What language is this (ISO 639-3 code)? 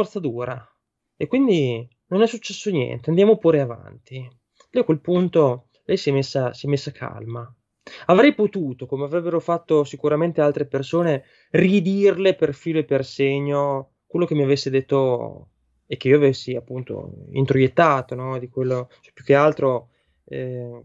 ita